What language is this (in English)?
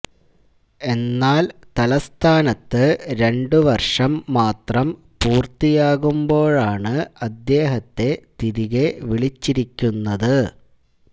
Malayalam